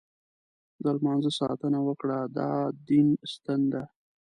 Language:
Pashto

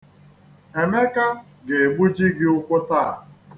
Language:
Igbo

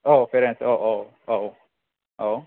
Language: Bodo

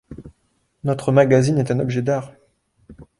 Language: French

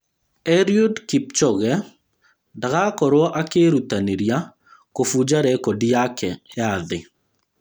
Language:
Kikuyu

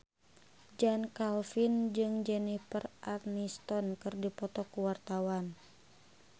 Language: Sundanese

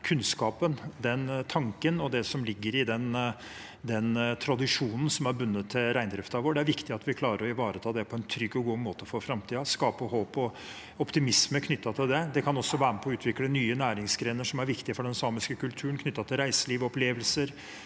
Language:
Norwegian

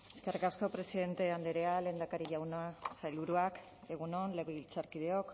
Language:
Basque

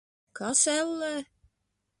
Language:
Latvian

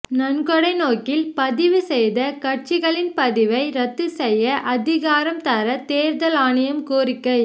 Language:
Tamil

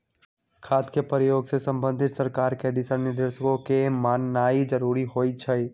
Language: Magahi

